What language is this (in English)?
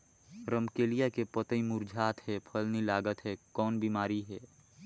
Chhattisgarhi